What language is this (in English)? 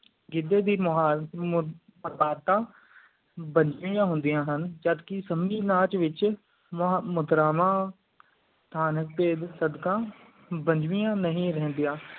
Punjabi